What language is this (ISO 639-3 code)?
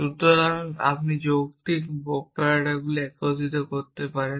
ben